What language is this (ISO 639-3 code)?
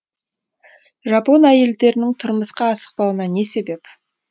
kaz